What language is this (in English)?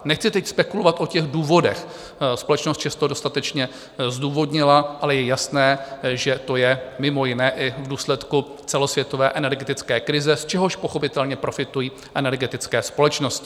Czech